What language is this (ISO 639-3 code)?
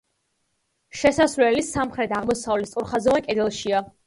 kat